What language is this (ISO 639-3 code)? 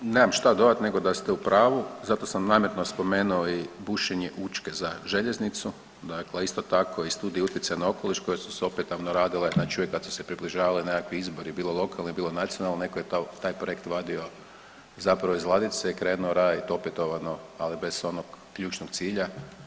hrv